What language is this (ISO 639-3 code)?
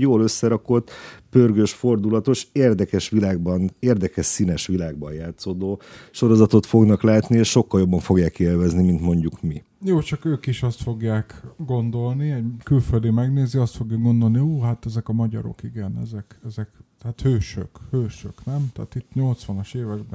hun